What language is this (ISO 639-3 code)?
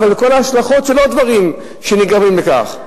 heb